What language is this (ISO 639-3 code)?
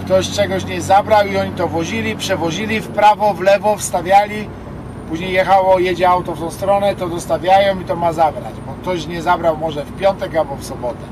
pol